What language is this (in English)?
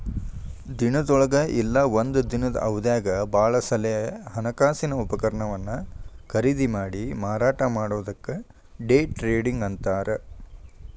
Kannada